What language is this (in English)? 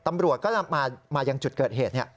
Thai